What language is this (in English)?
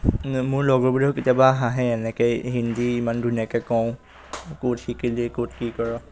Assamese